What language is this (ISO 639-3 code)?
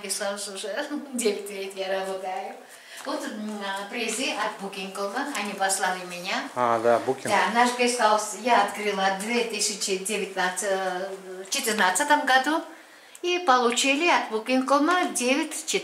rus